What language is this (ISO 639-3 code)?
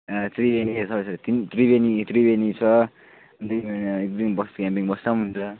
nep